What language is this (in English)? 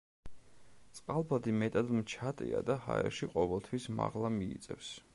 Georgian